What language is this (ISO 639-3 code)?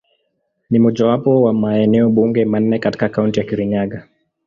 swa